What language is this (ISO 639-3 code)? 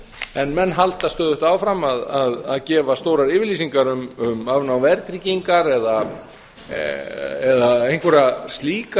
isl